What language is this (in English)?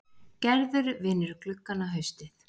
Icelandic